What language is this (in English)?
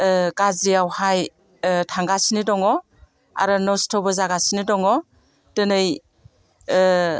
Bodo